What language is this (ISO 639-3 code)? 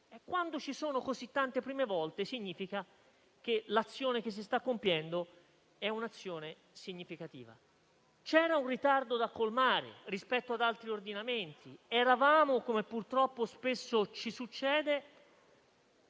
ita